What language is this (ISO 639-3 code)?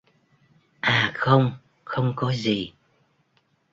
vie